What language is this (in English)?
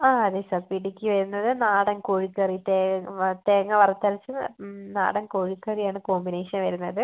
Malayalam